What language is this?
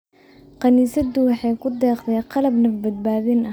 Somali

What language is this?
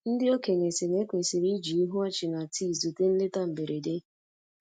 Igbo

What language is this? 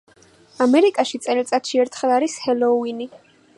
Georgian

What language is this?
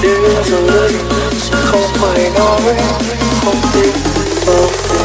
Vietnamese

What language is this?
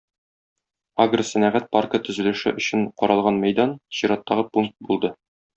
Tatar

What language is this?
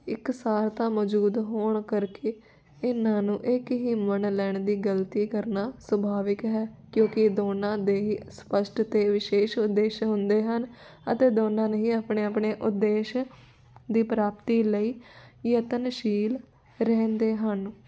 Punjabi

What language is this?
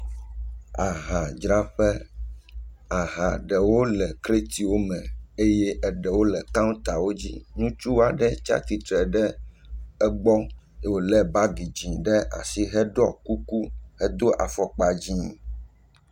Ewe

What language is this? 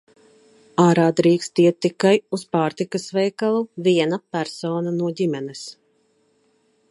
Latvian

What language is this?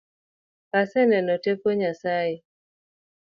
Luo (Kenya and Tanzania)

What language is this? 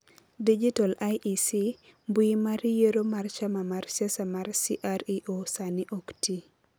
Luo (Kenya and Tanzania)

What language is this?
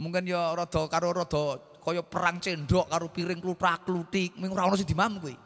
Indonesian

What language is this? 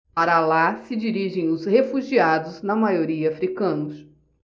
Portuguese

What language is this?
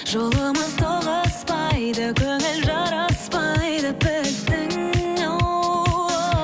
Kazakh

